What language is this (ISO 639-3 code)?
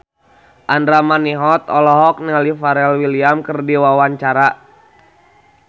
sun